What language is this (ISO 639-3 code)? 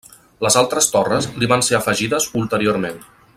cat